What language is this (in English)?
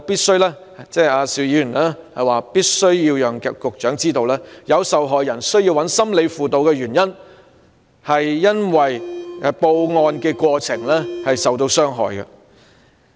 Cantonese